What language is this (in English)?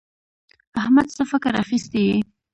Pashto